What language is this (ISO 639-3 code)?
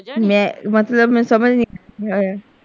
pan